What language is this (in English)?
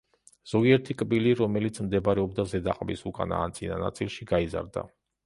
Georgian